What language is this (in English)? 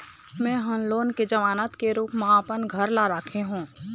Chhattisgarhi